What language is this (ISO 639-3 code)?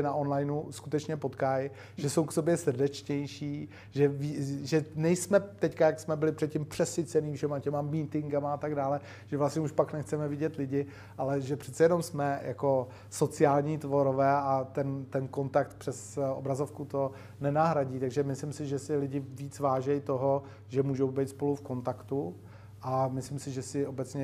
ces